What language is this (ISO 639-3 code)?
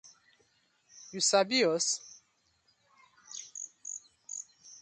pcm